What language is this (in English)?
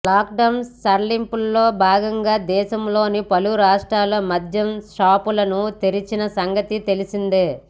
Telugu